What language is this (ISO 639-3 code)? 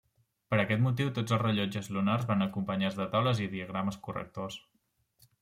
cat